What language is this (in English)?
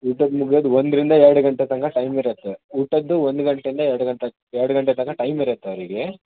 Kannada